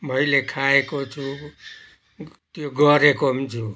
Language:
Nepali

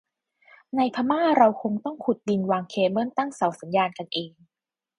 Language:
Thai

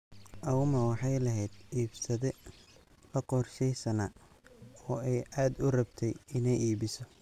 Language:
Somali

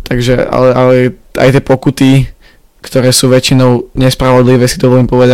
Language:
Slovak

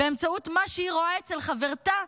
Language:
Hebrew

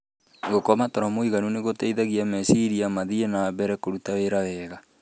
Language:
Kikuyu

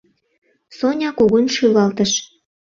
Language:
Mari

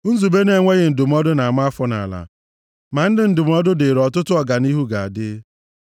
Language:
Igbo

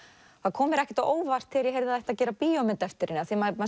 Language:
Icelandic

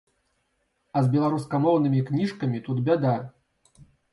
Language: Belarusian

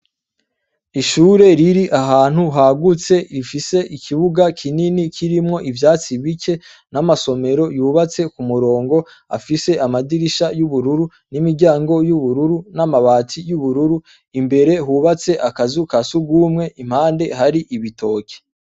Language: Rundi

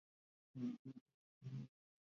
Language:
Chinese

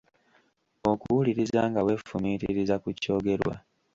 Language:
Ganda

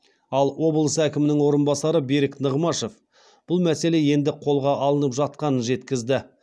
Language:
Kazakh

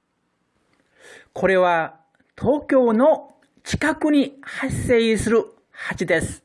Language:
Japanese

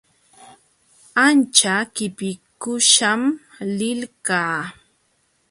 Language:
Jauja Wanca Quechua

